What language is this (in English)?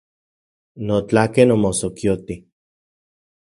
Central Puebla Nahuatl